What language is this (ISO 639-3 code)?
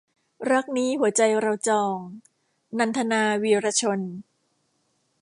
tha